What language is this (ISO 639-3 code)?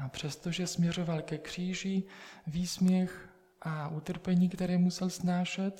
ces